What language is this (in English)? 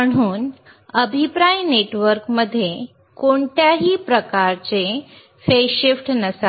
Marathi